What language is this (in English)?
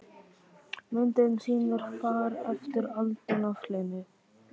Icelandic